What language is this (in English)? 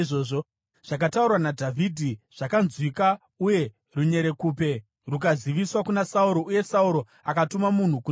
Shona